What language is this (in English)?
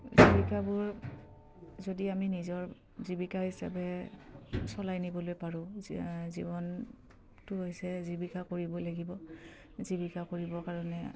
Assamese